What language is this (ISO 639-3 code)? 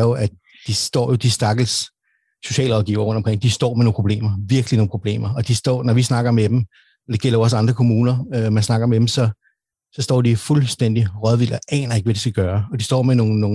dan